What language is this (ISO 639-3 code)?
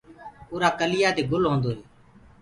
ggg